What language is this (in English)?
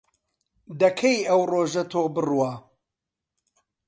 Central Kurdish